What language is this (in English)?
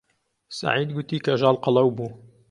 Central Kurdish